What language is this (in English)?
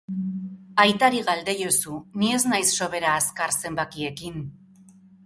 Basque